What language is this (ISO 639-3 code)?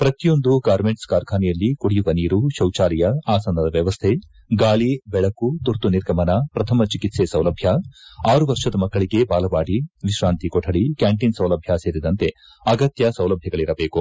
kan